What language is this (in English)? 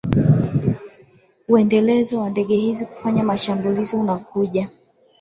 Swahili